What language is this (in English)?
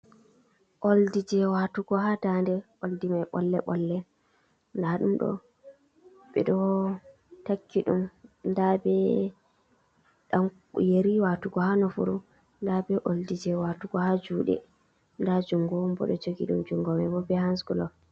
Fula